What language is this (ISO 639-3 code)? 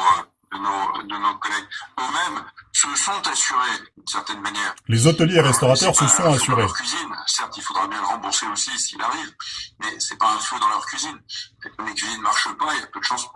fra